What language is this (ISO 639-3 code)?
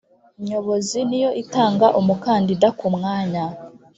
kin